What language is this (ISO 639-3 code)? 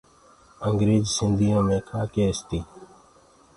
ggg